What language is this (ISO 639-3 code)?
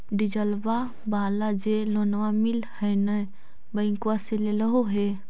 mag